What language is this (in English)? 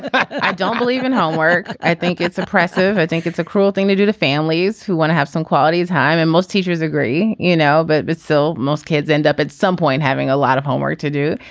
English